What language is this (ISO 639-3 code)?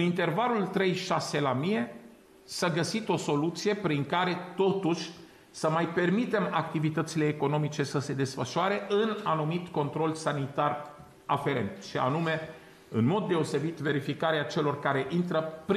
ron